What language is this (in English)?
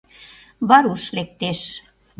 Mari